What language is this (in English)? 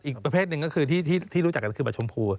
Thai